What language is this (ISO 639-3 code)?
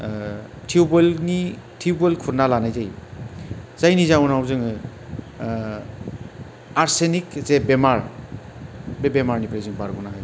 brx